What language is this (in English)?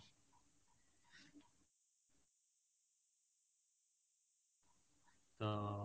Odia